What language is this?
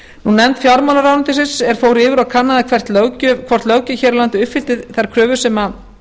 Icelandic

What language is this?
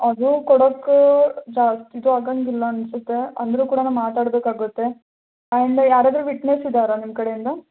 Kannada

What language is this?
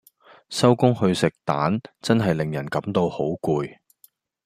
Cantonese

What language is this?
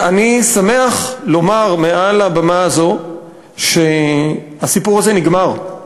Hebrew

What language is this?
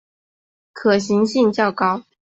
Chinese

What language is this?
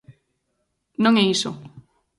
Galician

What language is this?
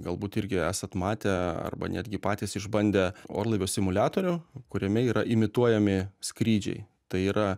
Lithuanian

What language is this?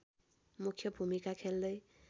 Nepali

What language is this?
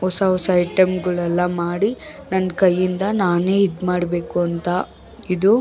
Kannada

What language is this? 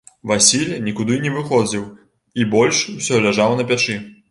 Belarusian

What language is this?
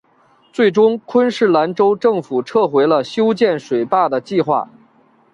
Chinese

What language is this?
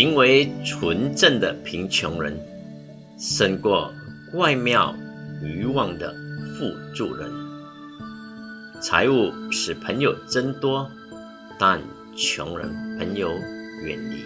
Chinese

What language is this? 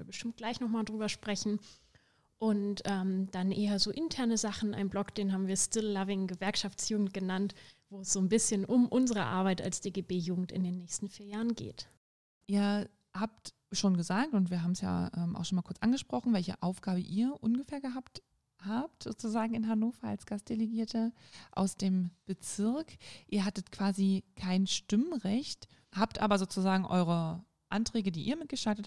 German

